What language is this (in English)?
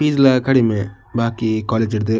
Tulu